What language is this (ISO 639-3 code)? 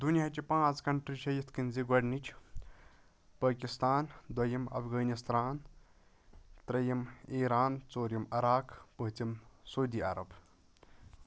kas